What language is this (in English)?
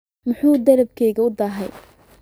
Somali